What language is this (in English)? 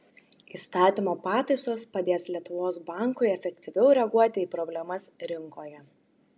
Lithuanian